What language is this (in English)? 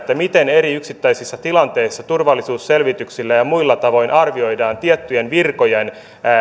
Finnish